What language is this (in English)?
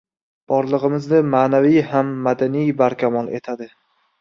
Uzbek